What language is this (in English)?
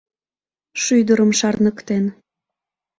Mari